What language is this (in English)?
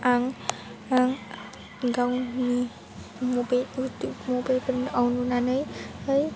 Bodo